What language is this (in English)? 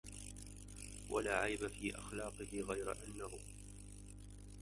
Arabic